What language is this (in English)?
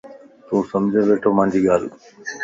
Lasi